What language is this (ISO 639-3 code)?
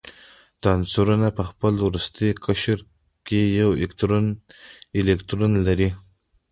pus